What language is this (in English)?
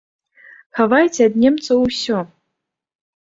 Belarusian